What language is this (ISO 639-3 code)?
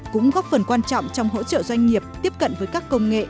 vie